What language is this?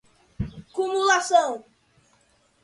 Portuguese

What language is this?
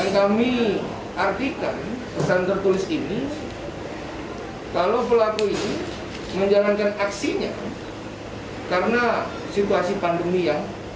Indonesian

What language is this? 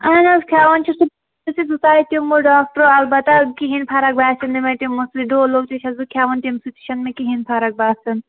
Kashmiri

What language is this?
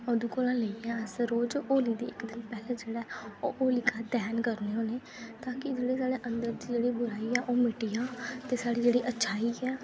Dogri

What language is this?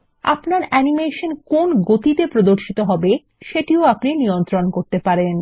Bangla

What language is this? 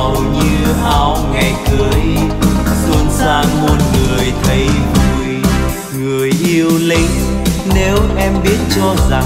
Vietnamese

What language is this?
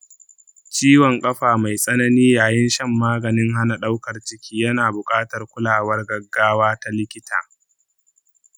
Hausa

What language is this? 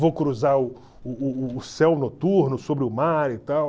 Portuguese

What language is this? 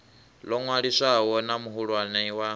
Venda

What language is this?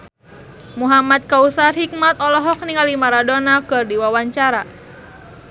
Sundanese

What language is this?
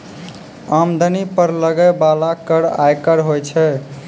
Maithili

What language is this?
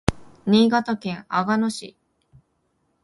Japanese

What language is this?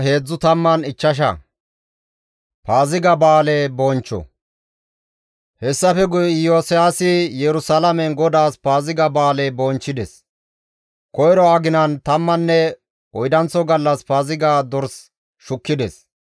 Gamo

